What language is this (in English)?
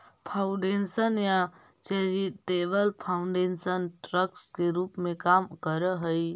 Magahi